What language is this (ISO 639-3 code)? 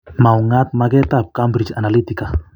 kln